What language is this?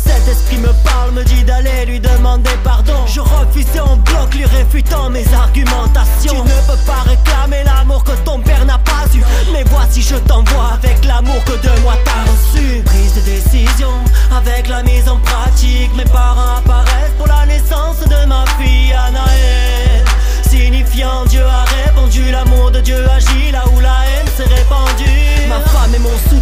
French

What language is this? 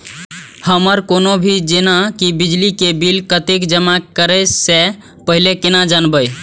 Maithili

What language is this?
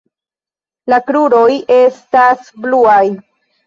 Esperanto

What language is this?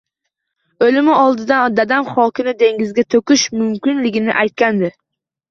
Uzbek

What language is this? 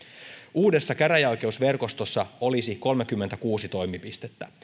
Finnish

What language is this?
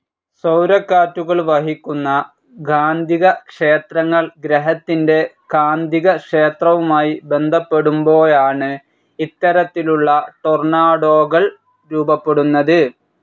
Malayalam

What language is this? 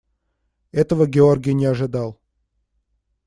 Russian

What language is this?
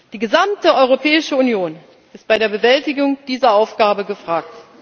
German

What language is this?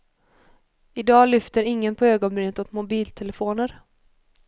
Swedish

